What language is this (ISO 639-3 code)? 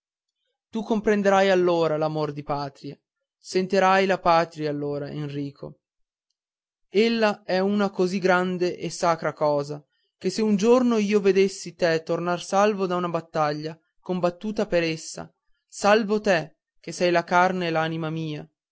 ita